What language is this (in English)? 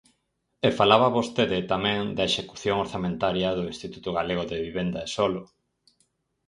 Galician